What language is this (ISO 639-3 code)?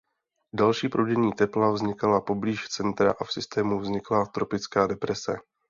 ces